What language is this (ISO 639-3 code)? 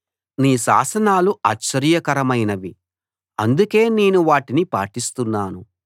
tel